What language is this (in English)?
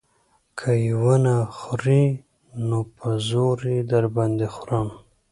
Pashto